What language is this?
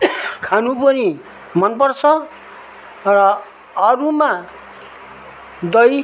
Nepali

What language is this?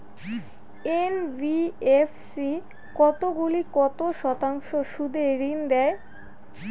Bangla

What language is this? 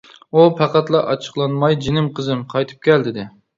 Uyghur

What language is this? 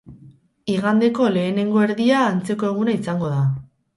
Basque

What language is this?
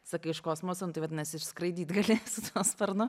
Lithuanian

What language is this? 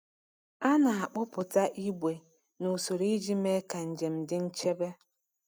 Igbo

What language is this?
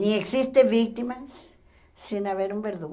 Portuguese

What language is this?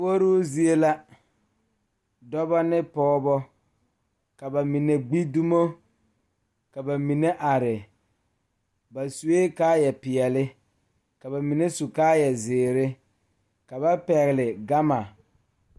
Southern Dagaare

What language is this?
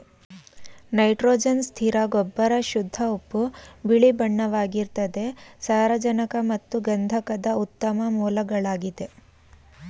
Kannada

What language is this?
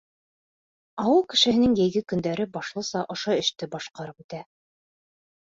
Bashkir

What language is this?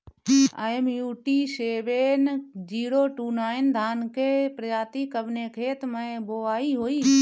Bhojpuri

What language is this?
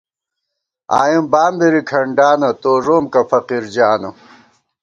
Gawar-Bati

